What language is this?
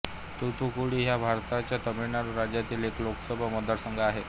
Marathi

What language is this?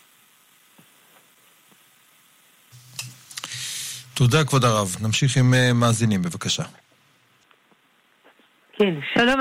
Hebrew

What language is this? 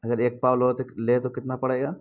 Urdu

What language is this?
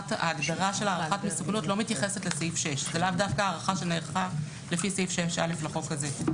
Hebrew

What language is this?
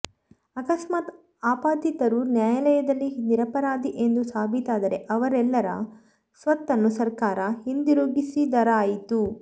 Kannada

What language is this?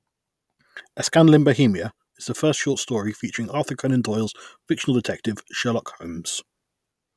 English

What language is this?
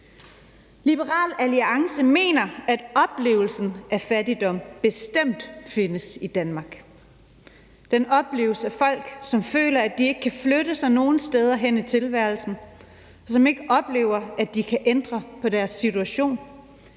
Danish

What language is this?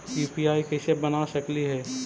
Magahi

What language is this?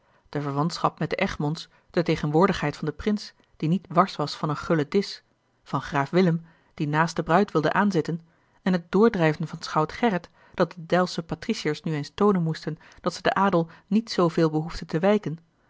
Dutch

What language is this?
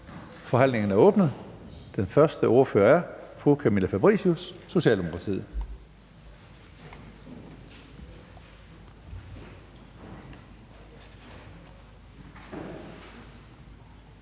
Danish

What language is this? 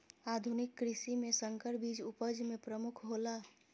Maithili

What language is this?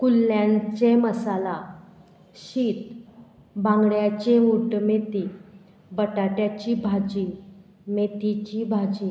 Konkani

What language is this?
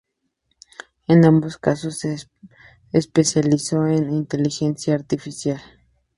Spanish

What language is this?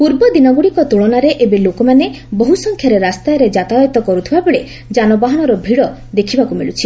Odia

